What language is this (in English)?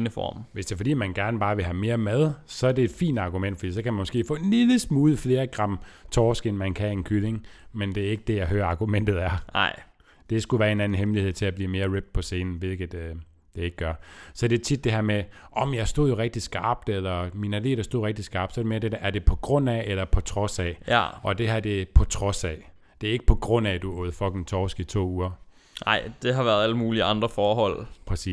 Danish